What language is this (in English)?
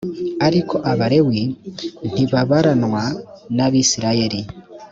Kinyarwanda